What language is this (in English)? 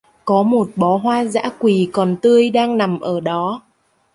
Vietnamese